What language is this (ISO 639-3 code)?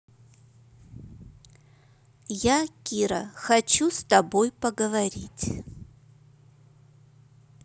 rus